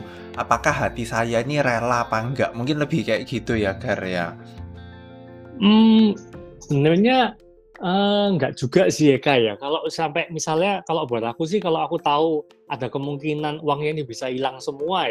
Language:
Indonesian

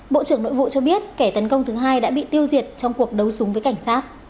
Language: Vietnamese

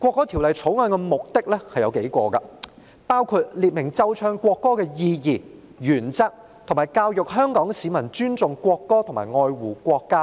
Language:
Cantonese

